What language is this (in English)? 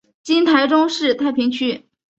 Chinese